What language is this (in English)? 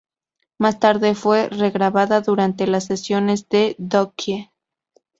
Spanish